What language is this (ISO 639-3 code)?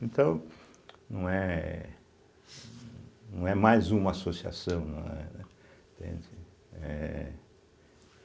por